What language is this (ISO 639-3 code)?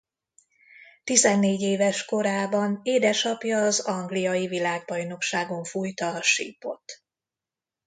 hun